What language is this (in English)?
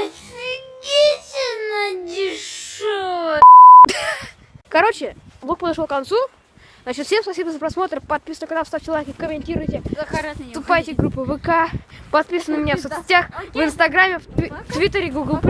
Russian